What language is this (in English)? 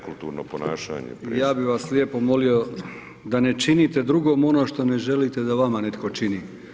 Croatian